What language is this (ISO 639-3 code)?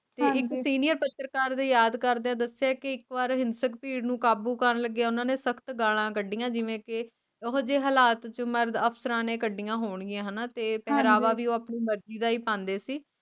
pan